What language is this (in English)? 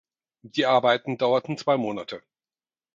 German